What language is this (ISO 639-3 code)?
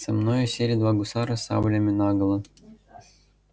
rus